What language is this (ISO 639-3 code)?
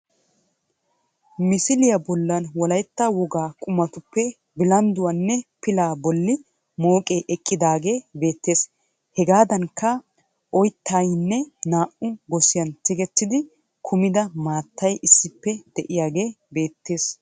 wal